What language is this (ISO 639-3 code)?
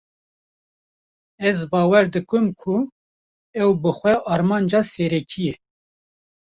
kur